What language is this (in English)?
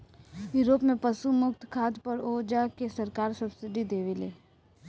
Bhojpuri